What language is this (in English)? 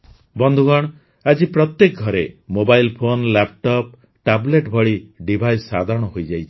Odia